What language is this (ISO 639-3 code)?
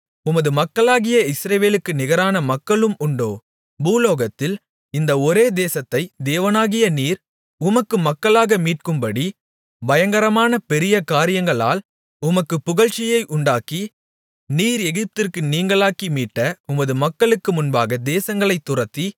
tam